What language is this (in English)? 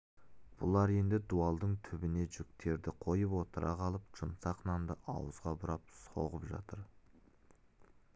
Kazakh